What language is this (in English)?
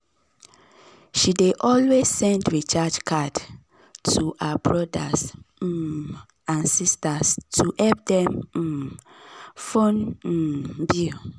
Nigerian Pidgin